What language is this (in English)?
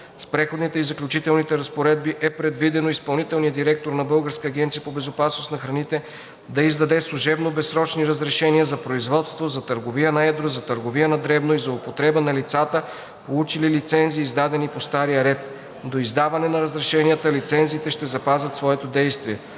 Bulgarian